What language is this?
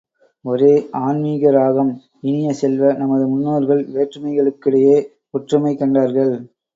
Tamil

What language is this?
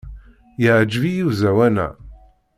Kabyle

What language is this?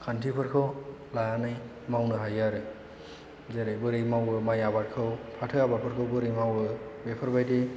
Bodo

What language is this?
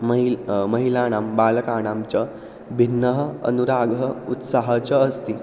Sanskrit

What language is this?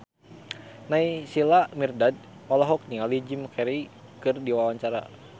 Sundanese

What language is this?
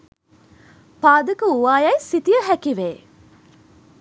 Sinhala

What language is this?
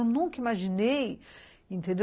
Portuguese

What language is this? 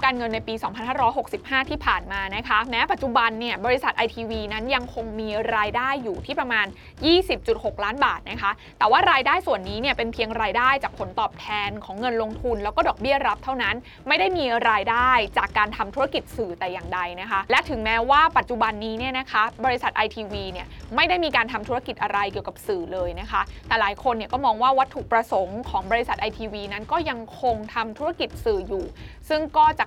Thai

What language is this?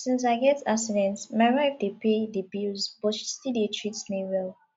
Nigerian Pidgin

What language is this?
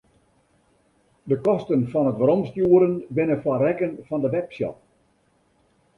Western Frisian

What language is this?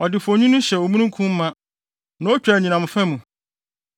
Akan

